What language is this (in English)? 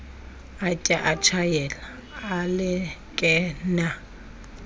Xhosa